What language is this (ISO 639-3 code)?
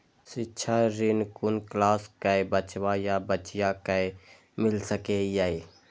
mai